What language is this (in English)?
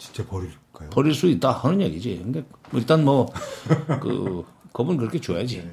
Korean